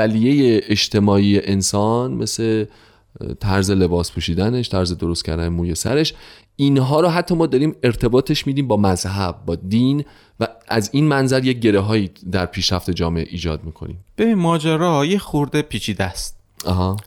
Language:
Persian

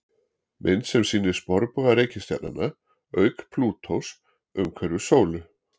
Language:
Icelandic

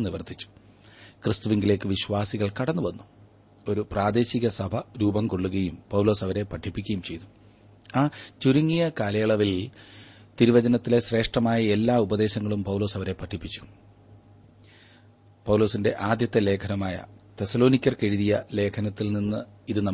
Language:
Malayalam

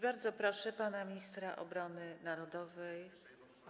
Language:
Polish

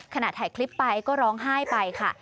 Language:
Thai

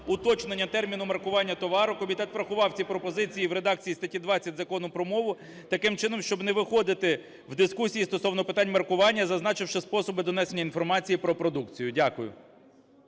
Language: Ukrainian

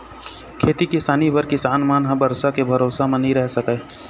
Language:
Chhattisgarhi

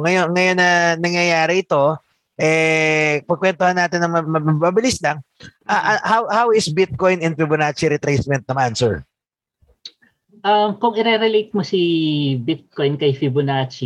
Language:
Filipino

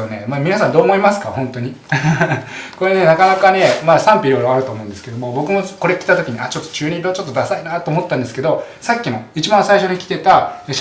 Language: Japanese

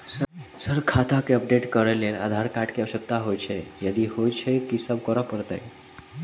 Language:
Maithili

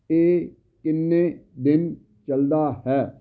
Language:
Punjabi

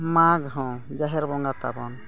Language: Santali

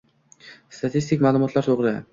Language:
Uzbek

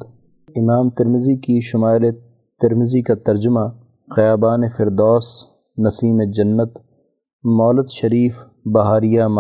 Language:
Urdu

